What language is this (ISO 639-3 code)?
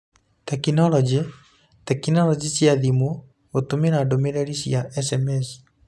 kik